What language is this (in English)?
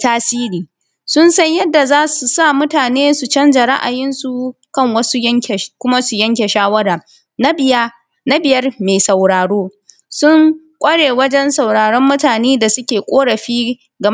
Hausa